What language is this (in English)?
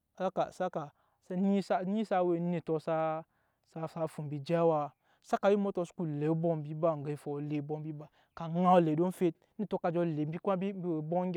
Nyankpa